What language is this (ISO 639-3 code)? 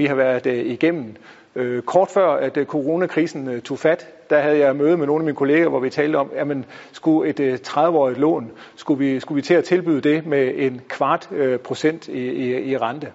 dan